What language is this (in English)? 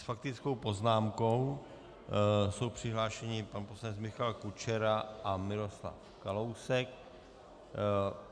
Czech